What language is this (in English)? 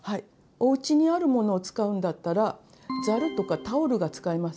Japanese